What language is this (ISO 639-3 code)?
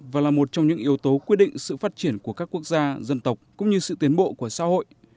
vie